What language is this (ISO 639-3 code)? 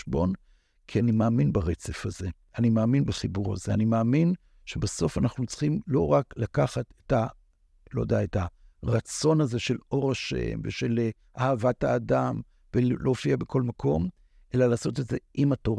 heb